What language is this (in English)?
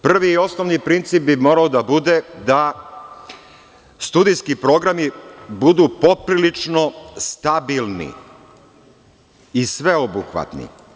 Serbian